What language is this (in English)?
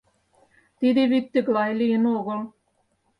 Mari